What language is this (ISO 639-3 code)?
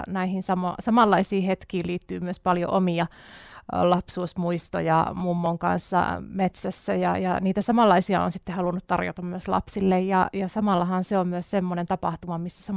fin